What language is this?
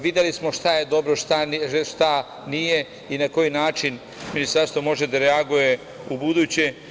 Serbian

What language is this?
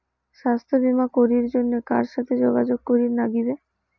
Bangla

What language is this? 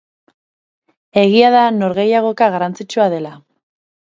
Basque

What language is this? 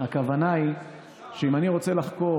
Hebrew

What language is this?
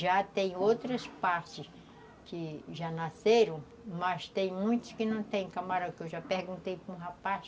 Portuguese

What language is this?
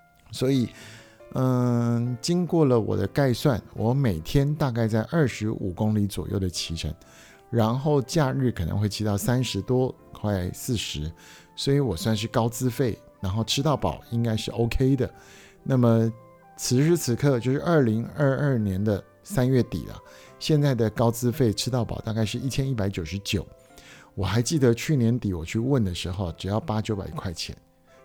Chinese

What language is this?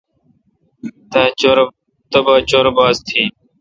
Kalkoti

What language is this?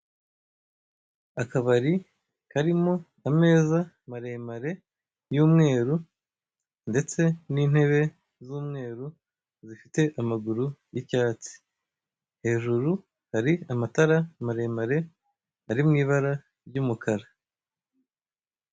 Kinyarwanda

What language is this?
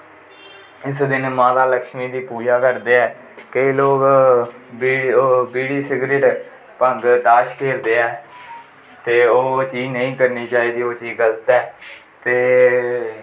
Dogri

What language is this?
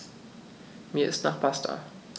German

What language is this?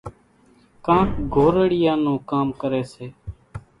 Kachi Koli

